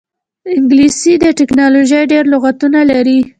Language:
Pashto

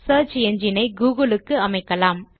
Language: Tamil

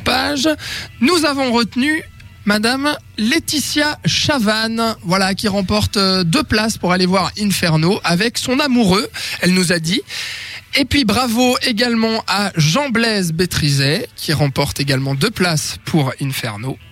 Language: French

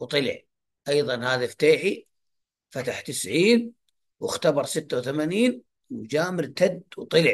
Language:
Arabic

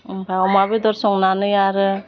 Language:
Bodo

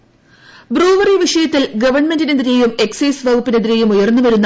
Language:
Malayalam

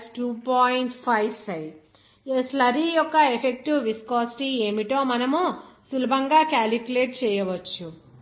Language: Telugu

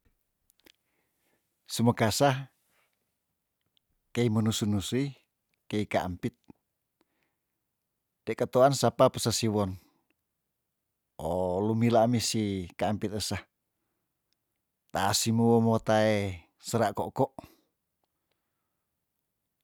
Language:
Tondano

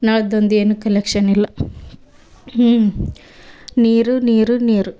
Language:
Kannada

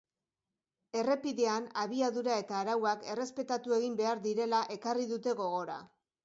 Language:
Basque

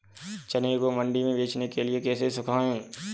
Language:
Hindi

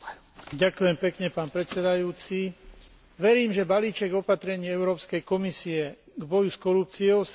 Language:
Slovak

